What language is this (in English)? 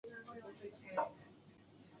Chinese